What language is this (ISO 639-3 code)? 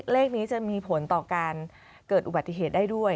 tha